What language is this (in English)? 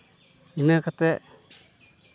Santali